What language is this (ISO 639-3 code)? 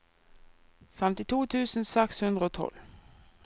nor